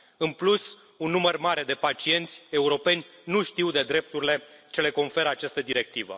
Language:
Romanian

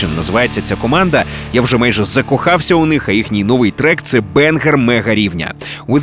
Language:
Ukrainian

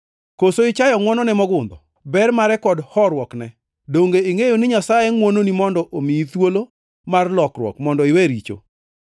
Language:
Luo (Kenya and Tanzania)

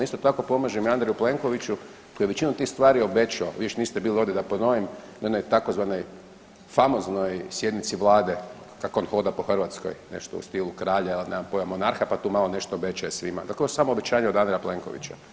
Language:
Croatian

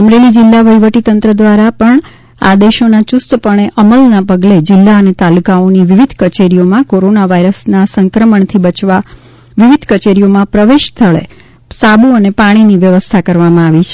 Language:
Gujarati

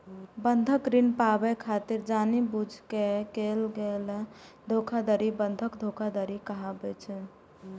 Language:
Maithili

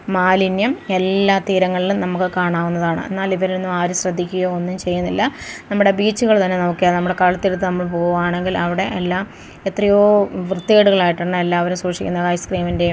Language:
Malayalam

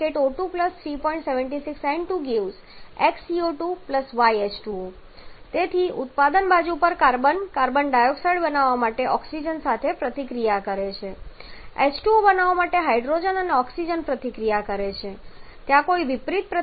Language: Gujarati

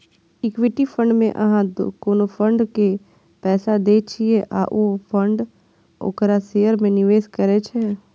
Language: Maithili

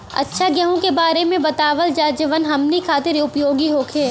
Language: Bhojpuri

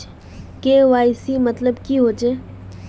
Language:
Magahi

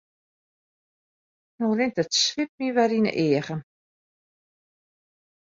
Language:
Western Frisian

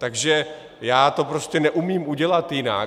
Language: Czech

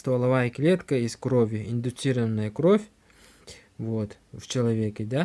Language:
Russian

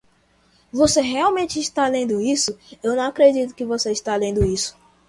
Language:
Portuguese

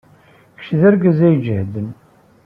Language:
Kabyle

